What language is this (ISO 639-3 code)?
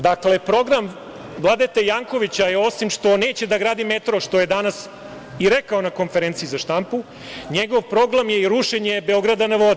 srp